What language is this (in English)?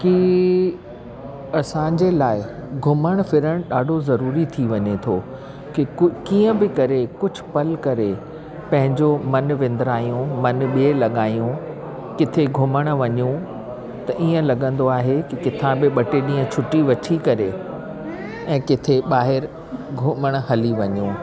Sindhi